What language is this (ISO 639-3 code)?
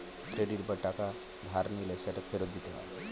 ben